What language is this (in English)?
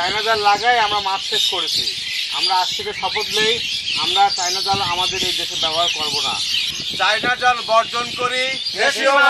Thai